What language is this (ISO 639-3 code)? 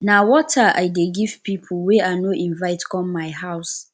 pcm